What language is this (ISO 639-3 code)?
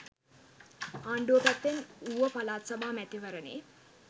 sin